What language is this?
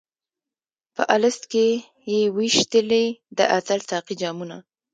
Pashto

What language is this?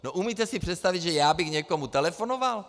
Czech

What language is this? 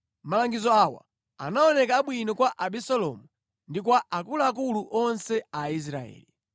Nyanja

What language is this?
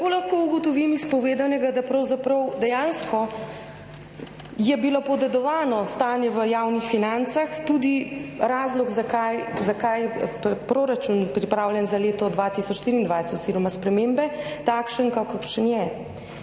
Slovenian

